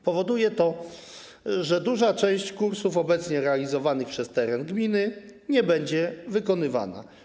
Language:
Polish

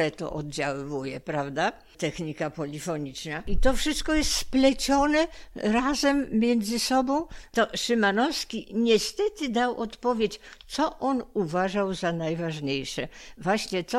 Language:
Polish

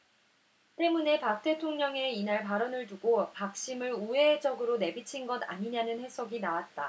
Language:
Korean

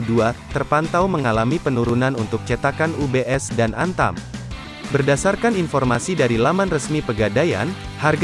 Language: Indonesian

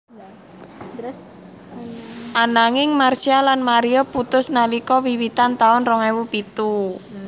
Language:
Javanese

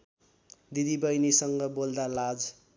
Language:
Nepali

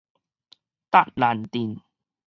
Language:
Min Nan Chinese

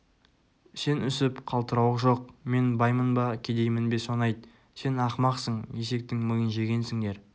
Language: Kazakh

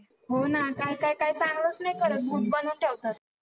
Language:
Marathi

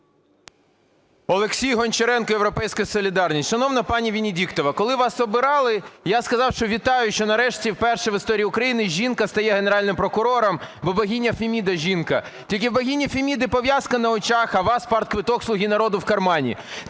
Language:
Ukrainian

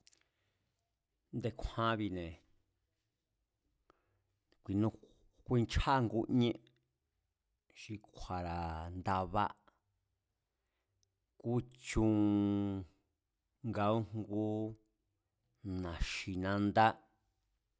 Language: Mazatlán Mazatec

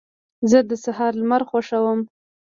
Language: Pashto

